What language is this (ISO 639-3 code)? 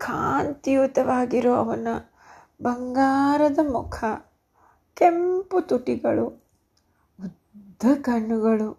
kan